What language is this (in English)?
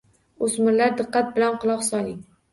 Uzbek